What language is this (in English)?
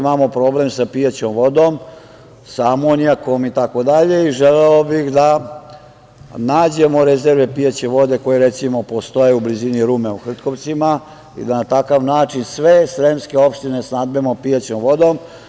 Serbian